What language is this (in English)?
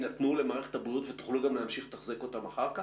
Hebrew